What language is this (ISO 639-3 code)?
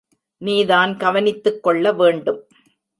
tam